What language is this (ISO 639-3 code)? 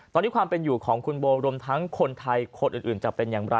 tha